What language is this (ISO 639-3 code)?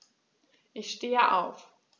deu